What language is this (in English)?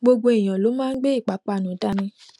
Yoruba